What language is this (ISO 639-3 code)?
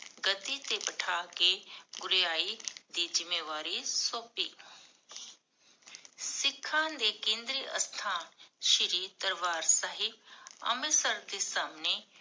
pan